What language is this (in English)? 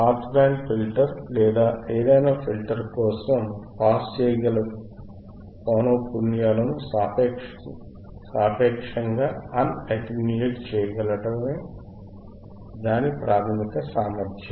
Telugu